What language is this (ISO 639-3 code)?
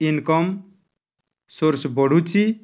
ori